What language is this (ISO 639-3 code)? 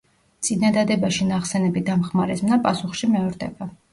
kat